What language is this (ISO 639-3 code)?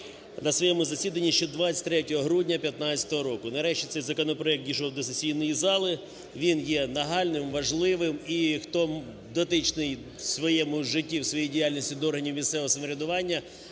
ukr